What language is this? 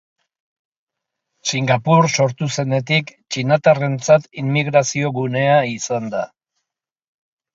Basque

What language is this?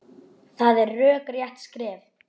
Icelandic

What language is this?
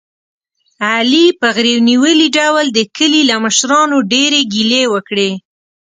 Pashto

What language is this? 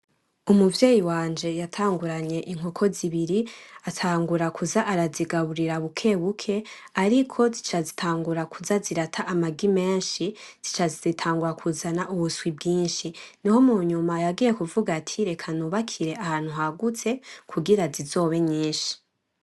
Rundi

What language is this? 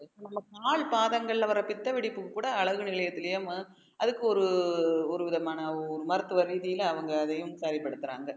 Tamil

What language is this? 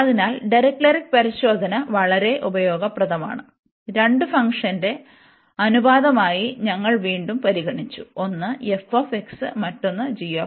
Malayalam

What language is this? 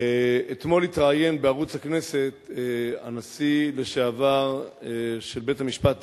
Hebrew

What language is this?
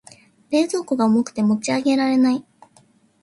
Japanese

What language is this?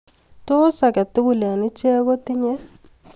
Kalenjin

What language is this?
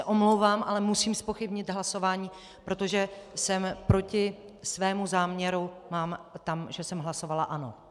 Czech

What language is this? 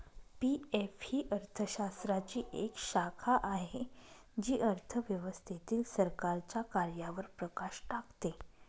Marathi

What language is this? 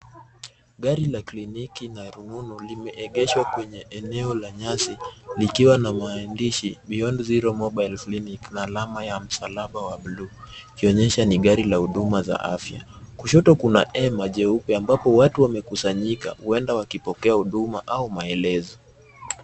Swahili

